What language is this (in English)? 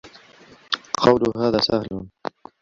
Arabic